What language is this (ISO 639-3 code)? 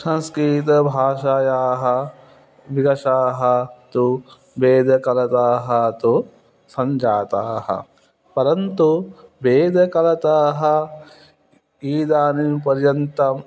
san